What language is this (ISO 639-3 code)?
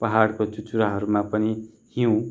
nep